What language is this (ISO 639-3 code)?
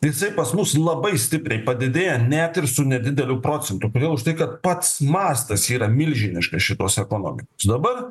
lit